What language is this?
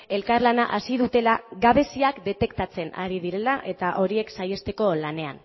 Basque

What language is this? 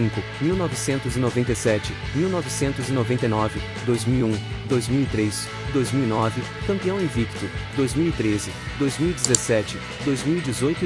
Portuguese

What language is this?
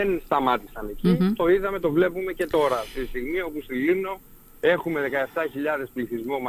Greek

